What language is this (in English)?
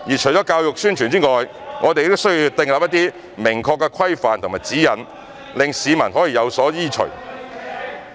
Cantonese